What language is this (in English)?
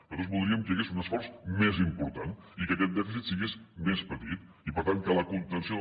Catalan